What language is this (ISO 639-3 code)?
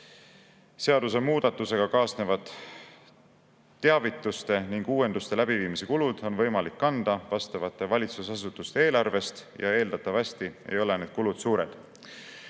est